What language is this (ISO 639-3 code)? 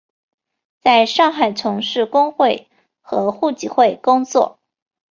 zho